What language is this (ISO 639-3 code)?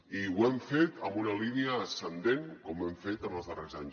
cat